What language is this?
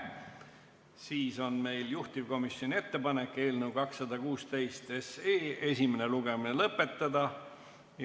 Estonian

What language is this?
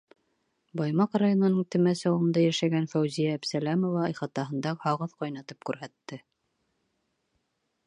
Bashkir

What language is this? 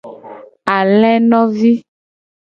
Gen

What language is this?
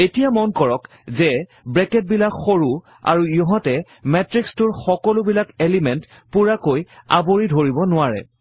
Assamese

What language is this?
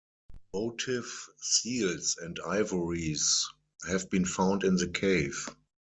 English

